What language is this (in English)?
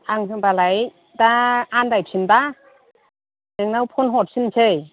Bodo